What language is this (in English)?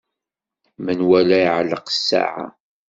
Kabyle